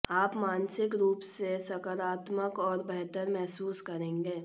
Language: Hindi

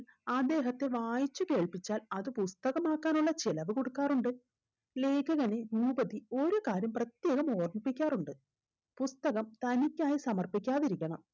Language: Malayalam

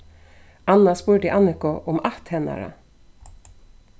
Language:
Faroese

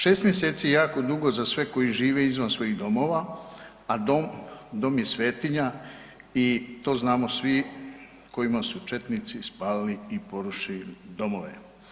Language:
Croatian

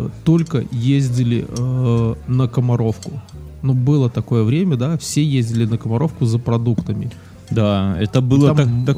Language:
Russian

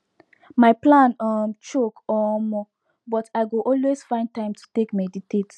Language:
Nigerian Pidgin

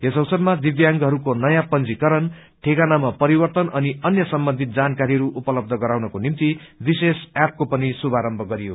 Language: Nepali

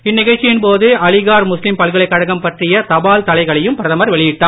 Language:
Tamil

